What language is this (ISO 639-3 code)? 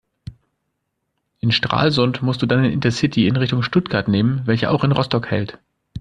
deu